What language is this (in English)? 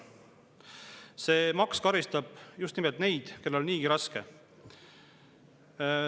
Estonian